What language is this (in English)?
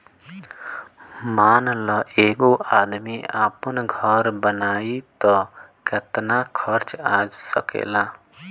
Bhojpuri